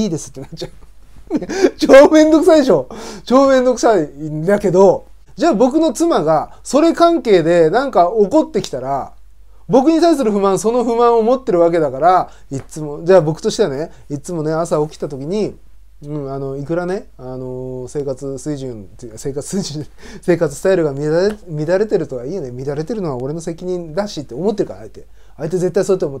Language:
Japanese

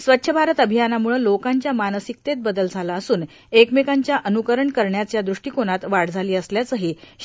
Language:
Marathi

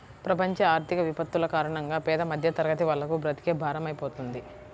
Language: Telugu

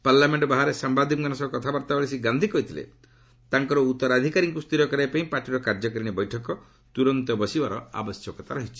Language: Odia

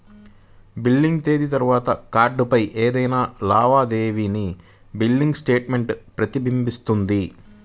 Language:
Telugu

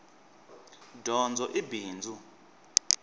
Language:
Tsonga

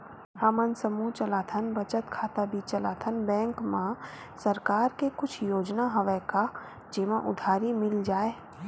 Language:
Chhattisgarhi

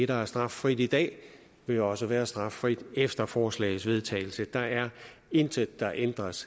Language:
Danish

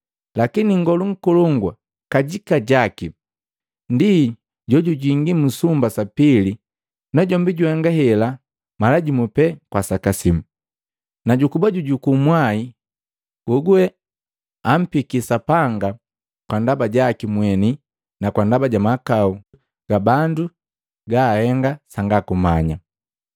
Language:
Matengo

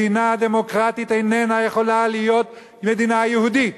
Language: Hebrew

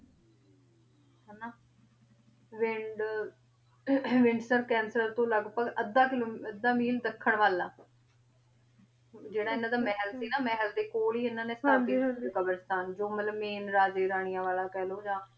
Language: Punjabi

